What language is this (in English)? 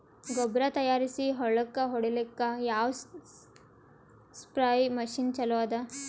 Kannada